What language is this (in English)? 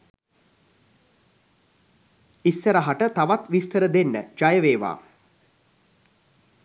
Sinhala